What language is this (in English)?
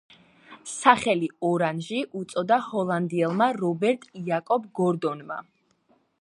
Georgian